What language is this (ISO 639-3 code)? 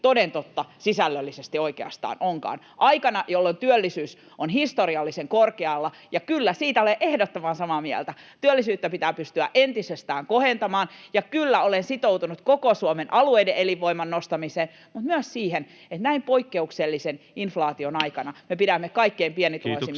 fin